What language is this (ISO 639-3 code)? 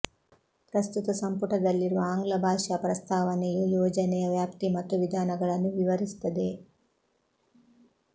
kan